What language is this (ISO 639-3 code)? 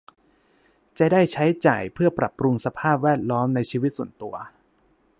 tha